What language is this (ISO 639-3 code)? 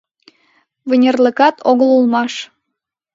chm